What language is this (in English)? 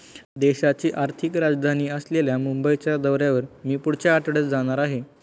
Marathi